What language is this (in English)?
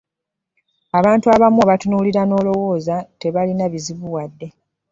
Ganda